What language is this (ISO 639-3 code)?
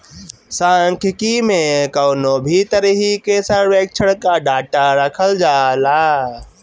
bho